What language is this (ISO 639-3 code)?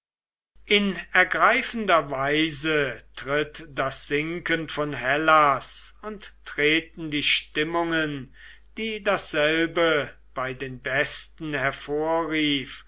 deu